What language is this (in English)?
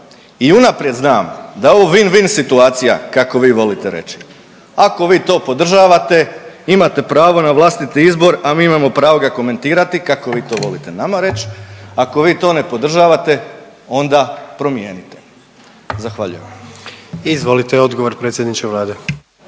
Croatian